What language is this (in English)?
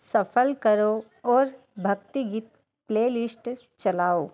Hindi